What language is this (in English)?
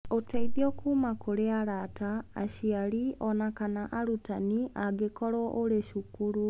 Kikuyu